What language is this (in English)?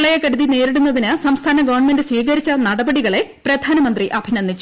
Malayalam